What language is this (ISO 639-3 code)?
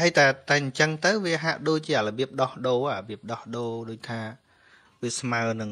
vie